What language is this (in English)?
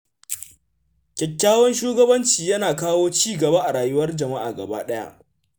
Hausa